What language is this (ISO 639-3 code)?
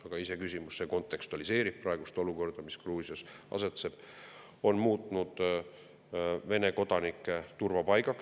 est